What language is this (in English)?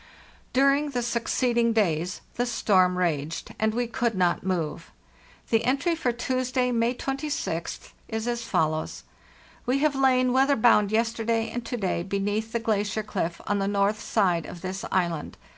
English